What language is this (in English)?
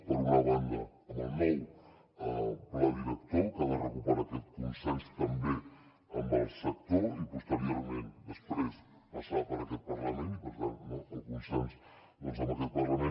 Catalan